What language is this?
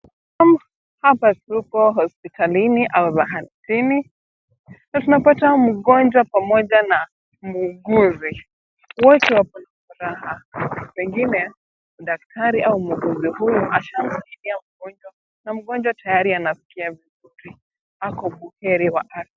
Swahili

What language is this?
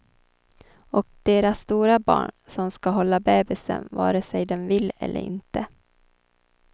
Swedish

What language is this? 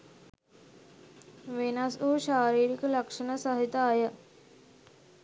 Sinhala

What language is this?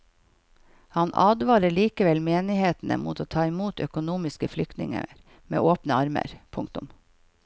Norwegian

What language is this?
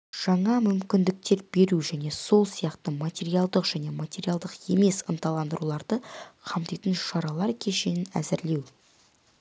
Kazakh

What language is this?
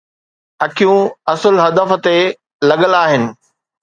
Sindhi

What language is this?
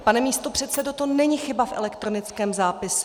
Czech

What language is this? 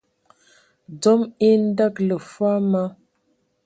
Ewondo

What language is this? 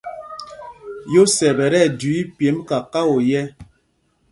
Mpumpong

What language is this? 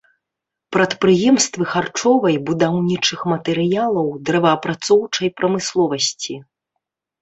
Belarusian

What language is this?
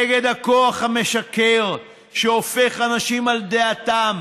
Hebrew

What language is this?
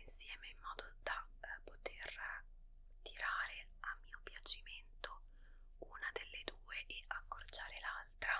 Italian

